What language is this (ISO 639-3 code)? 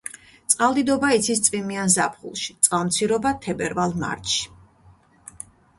kat